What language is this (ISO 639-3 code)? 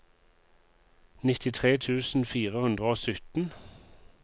nor